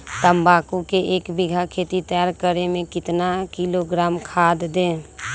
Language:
Magahi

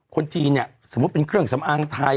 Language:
Thai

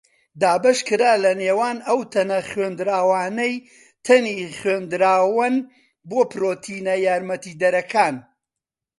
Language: Central Kurdish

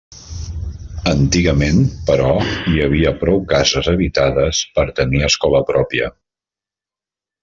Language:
Catalan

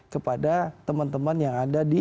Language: Indonesian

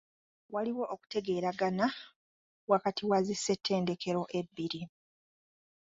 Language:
Ganda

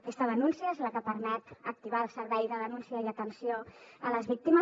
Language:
Catalan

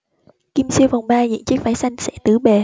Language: Vietnamese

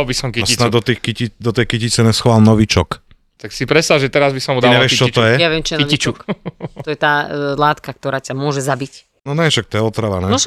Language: Slovak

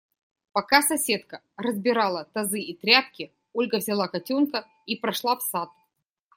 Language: Russian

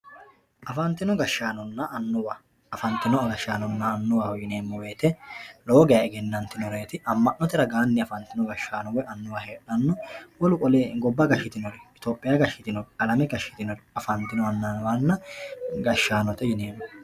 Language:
Sidamo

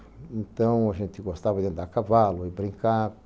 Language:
Portuguese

